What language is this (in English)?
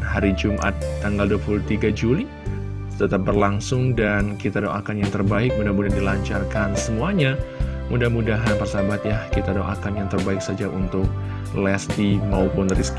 Indonesian